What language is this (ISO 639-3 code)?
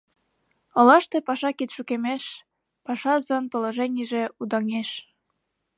chm